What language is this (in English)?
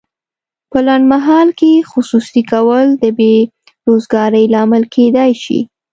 Pashto